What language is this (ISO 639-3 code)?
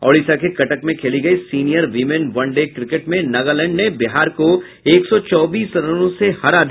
hin